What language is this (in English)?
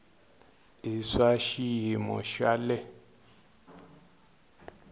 Tsonga